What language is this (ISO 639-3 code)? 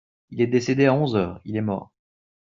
fra